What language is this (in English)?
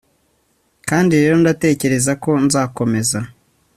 Kinyarwanda